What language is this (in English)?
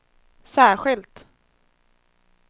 Swedish